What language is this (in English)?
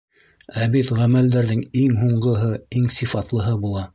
Bashkir